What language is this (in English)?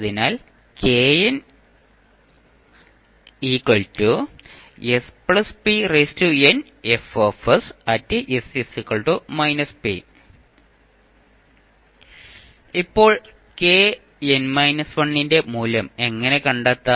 Malayalam